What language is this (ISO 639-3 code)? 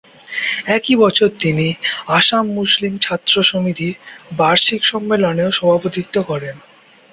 ben